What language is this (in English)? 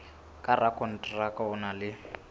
Southern Sotho